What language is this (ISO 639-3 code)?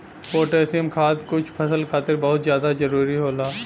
bho